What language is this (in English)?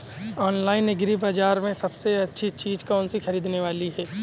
Hindi